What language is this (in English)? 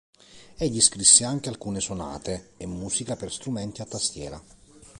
Italian